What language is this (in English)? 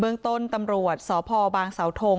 Thai